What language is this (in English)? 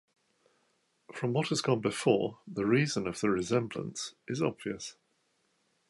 English